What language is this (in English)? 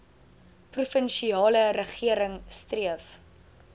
Afrikaans